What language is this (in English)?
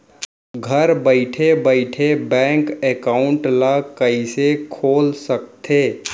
Chhattisgarhi